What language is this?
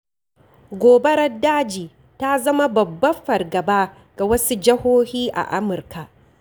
Hausa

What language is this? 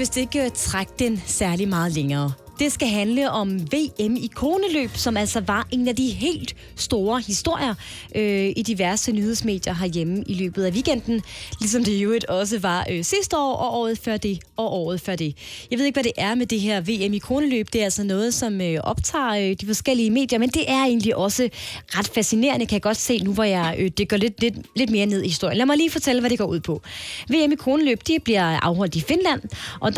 Danish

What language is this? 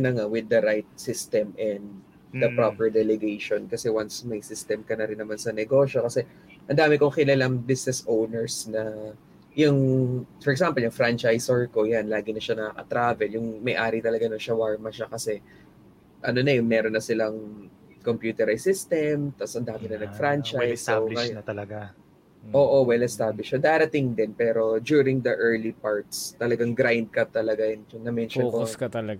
Filipino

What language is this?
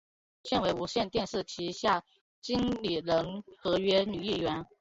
Chinese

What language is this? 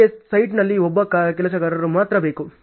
Kannada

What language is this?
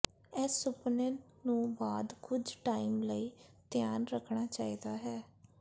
Punjabi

